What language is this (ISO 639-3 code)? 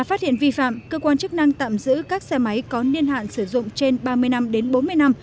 vie